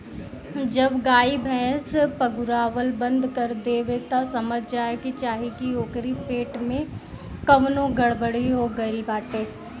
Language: Bhojpuri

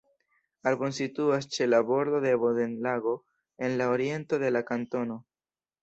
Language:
Esperanto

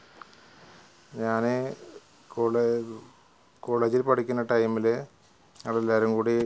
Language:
Malayalam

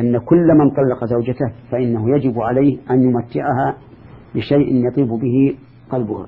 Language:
Arabic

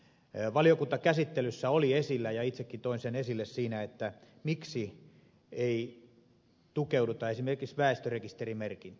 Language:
Finnish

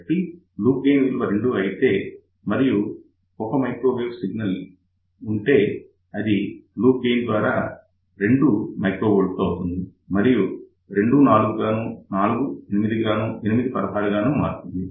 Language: Telugu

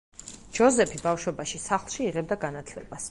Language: Georgian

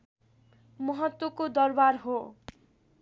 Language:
Nepali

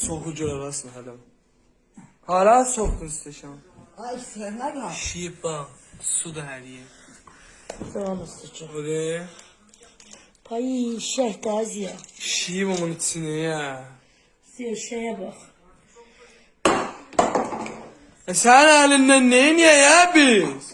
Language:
Turkish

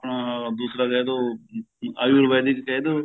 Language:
Punjabi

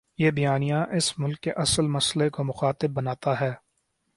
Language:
Urdu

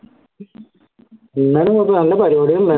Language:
Malayalam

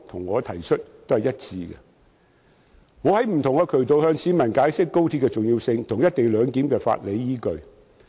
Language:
Cantonese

